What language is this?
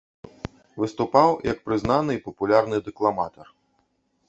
Belarusian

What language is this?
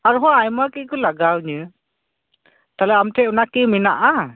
Santali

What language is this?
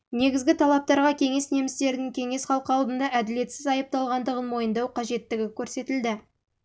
Kazakh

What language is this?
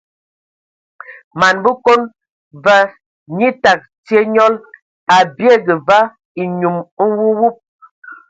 Ewondo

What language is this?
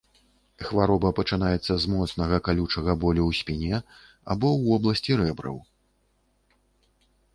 Belarusian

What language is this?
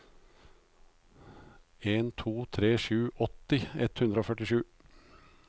Norwegian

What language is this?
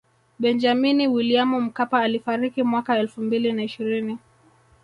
Swahili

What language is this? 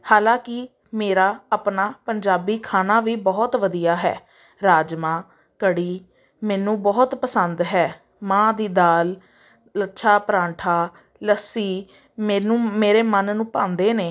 Punjabi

